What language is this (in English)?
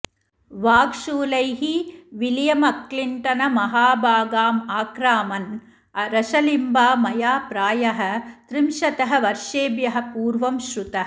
Sanskrit